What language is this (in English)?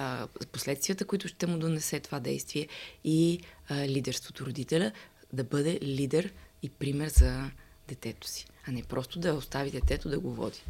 Bulgarian